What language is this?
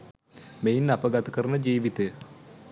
Sinhala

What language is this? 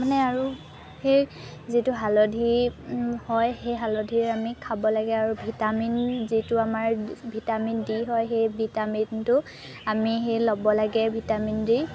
Assamese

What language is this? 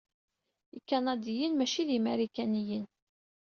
Kabyle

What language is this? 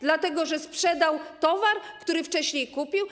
Polish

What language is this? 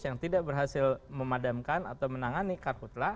Indonesian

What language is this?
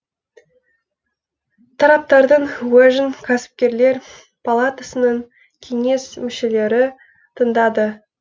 Kazakh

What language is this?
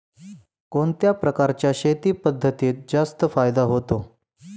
Marathi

